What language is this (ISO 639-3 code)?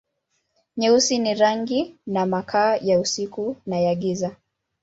swa